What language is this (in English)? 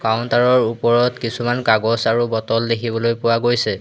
Assamese